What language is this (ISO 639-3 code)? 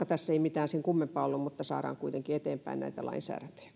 fin